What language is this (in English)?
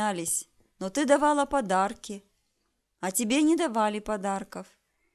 Russian